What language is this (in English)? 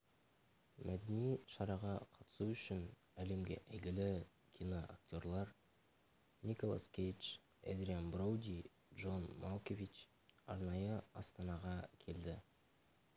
Kazakh